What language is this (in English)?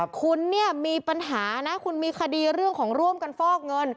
Thai